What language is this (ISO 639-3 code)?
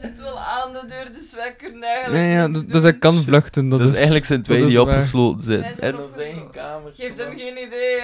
nld